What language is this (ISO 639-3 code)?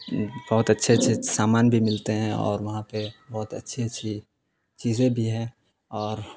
urd